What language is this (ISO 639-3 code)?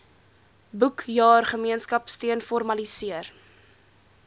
afr